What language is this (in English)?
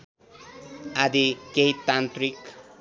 Nepali